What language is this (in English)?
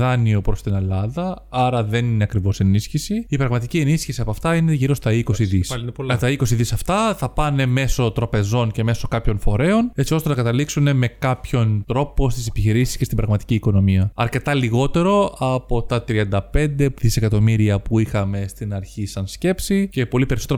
Greek